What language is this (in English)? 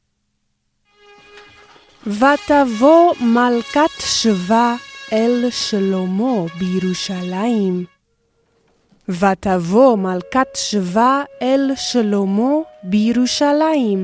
Hebrew